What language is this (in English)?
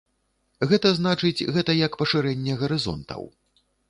Belarusian